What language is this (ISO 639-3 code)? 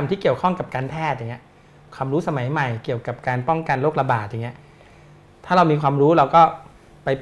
tha